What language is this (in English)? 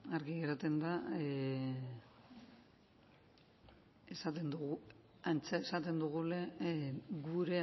Basque